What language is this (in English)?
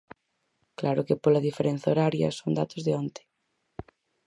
Galician